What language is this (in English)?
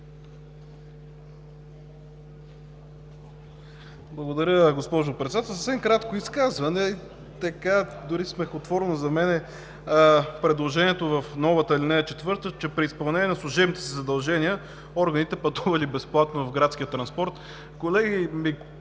Bulgarian